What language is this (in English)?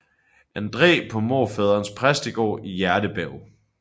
Danish